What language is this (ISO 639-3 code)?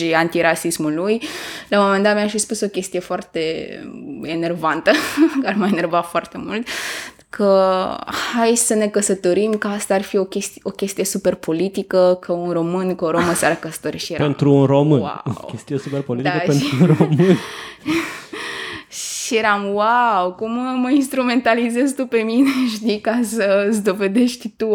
ron